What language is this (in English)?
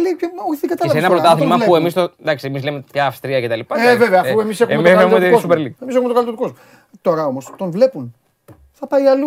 Greek